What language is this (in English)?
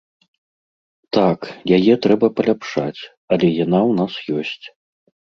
Belarusian